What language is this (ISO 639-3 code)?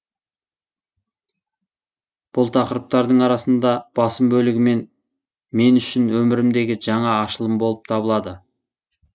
kaz